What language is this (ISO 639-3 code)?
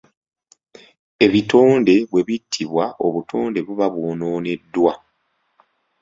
lug